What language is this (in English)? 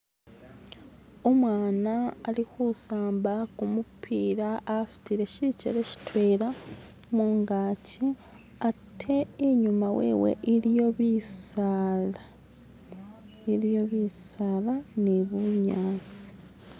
Masaaba